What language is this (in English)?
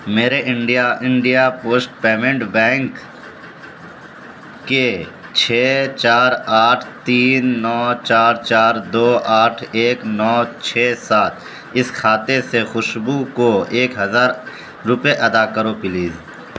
Urdu